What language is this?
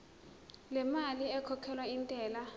Zulu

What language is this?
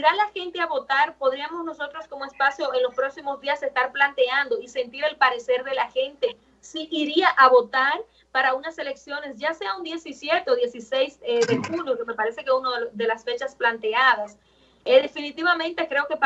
Spanish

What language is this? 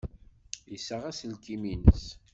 Kabyle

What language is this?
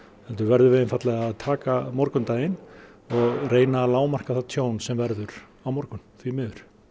Icelandic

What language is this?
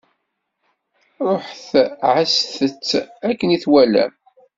Kabyle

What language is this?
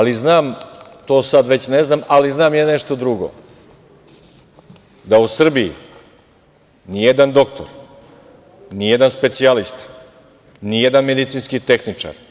Serbian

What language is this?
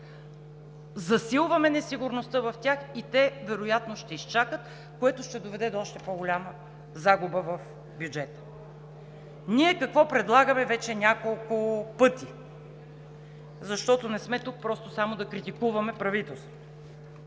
Bulgarian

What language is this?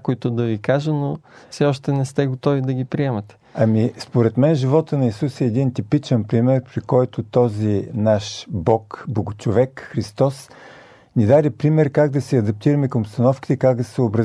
Bulgarian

